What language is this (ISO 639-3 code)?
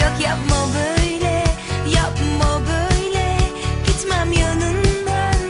tur